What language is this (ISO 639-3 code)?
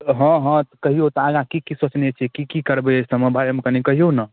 mai